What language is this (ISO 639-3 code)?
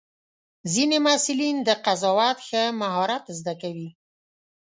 pus